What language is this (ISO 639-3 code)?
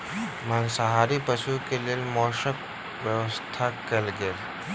mai